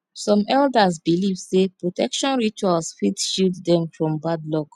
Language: Nigerian Pidgin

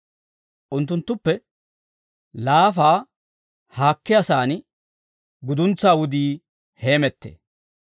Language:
Dawro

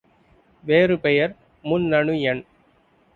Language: Tamil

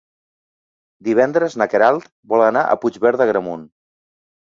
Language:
Catalan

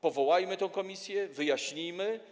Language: Polish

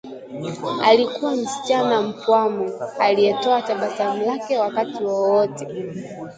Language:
Swahili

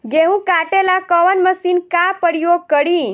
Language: Bhojpuri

